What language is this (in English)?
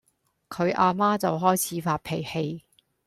Cantonese